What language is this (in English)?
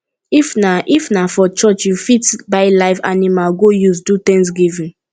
Nigerian Pidgin